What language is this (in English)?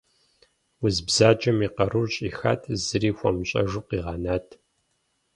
Kabardian